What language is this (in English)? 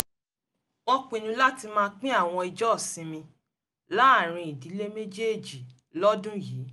Yoruba